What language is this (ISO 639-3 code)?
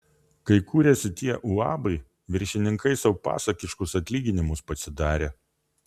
lit